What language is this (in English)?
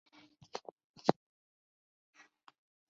Chinese